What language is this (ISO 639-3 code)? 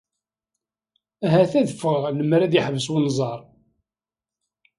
kab